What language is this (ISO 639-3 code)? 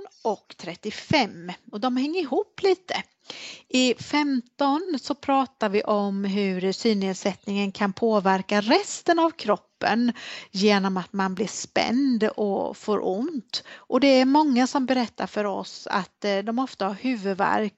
swe